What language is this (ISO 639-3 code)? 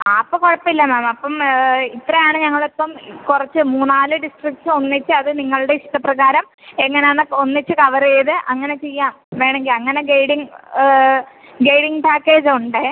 mal